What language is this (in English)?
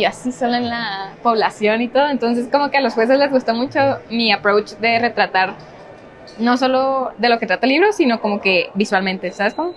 Spanish